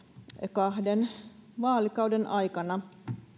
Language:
Finnish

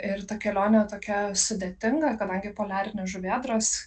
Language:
Lithuanian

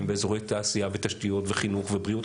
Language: Hebrew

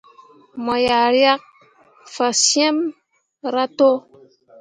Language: Mundang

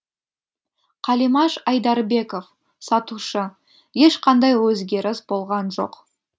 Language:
Kazakh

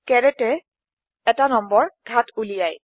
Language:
Assamese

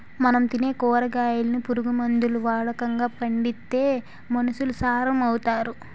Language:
Telugu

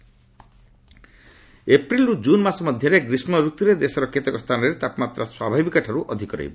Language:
Odia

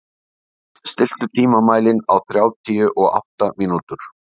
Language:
Icelandic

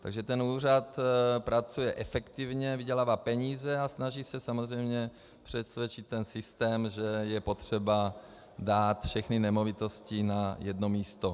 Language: Czech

